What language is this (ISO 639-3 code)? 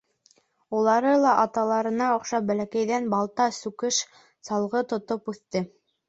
bak